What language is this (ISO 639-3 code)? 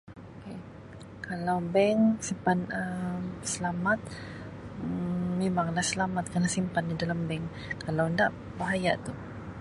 msi